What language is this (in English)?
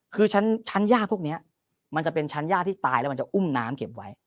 Thai